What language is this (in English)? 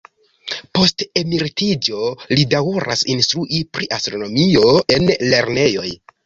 Esperanto